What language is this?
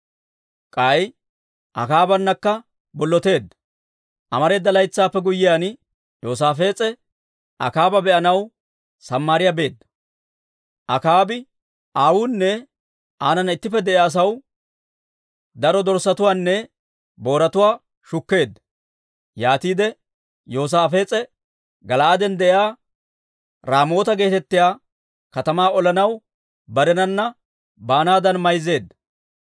Dawro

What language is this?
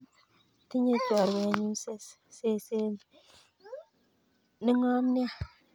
Kalenjin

